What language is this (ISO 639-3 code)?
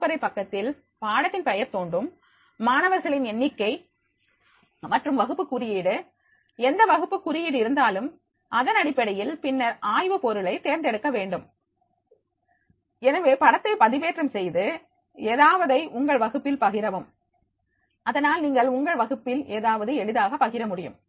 tam